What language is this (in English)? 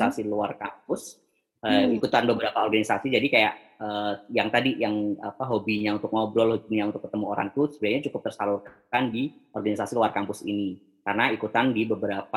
Indonesian